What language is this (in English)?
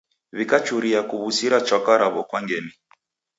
Taita